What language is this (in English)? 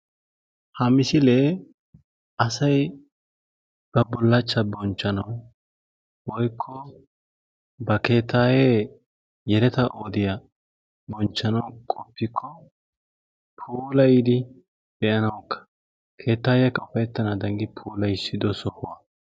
Wolaytta